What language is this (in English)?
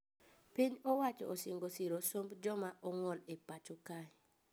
Luo (Kenya and Tanzania)